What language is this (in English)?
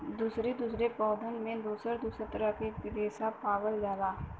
Bhojpuri